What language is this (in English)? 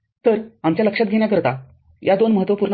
Marathi